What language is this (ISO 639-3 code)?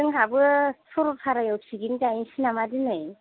brx